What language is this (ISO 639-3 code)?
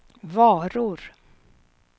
swe